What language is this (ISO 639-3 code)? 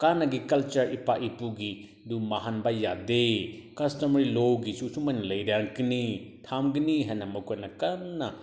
mni